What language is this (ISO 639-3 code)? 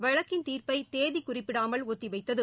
tam